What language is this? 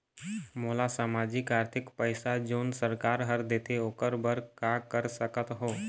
Chhattisgarhi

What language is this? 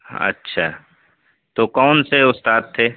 Urdu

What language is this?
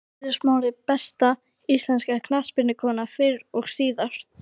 Icelandic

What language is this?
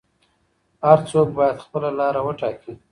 Pashto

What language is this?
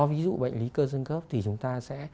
Vietnamese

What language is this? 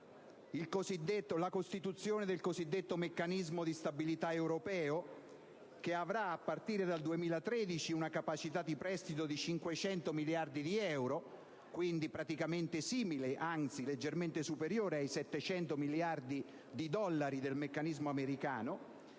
Italian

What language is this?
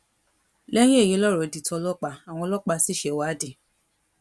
Yoruba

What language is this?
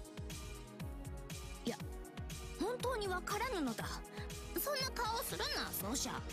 Japanese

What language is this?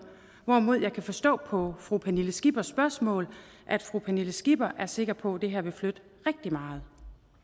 Danish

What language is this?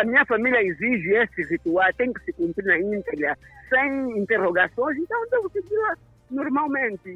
Portuguese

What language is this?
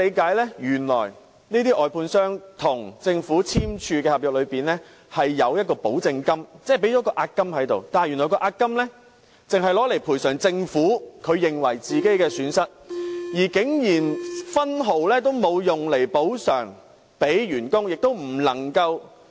Cantonese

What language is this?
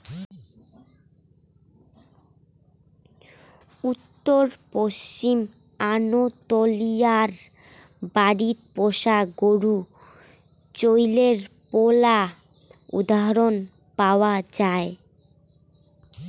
Bangla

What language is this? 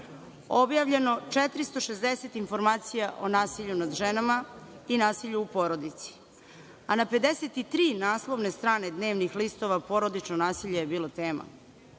Serbian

